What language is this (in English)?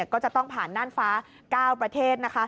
Thai